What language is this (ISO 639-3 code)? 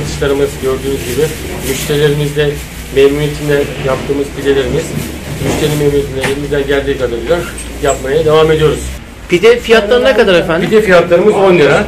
tur